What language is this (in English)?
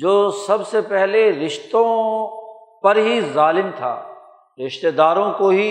Urdu